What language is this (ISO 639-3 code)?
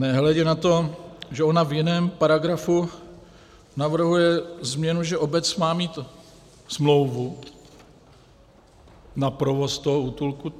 ces